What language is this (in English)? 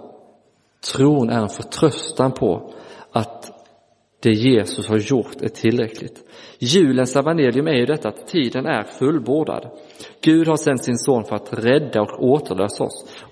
Swedish